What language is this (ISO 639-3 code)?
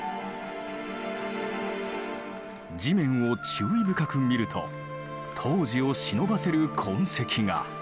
jpn